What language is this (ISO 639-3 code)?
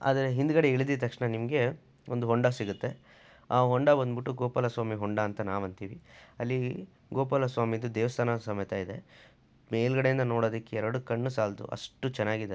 kan